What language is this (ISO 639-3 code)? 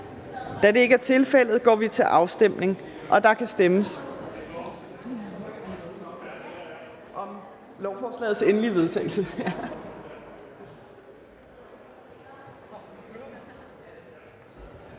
dan